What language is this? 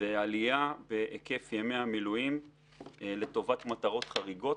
Hebrew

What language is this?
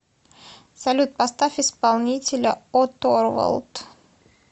Russian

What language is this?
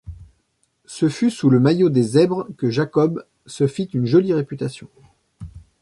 French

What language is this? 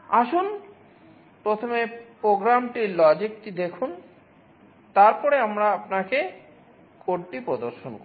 Bangla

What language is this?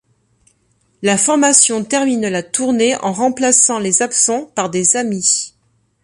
French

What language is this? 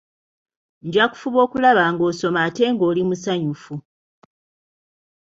Ganda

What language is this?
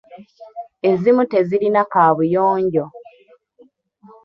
Ganda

